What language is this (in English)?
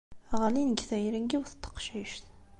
Kabyle